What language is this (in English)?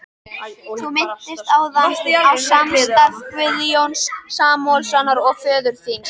Icelandic